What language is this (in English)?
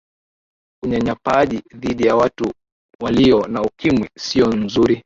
Swahili